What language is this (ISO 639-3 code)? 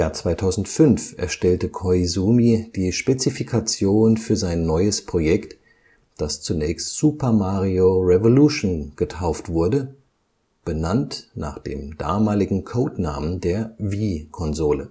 deu